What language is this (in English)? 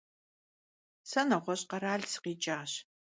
Kabardian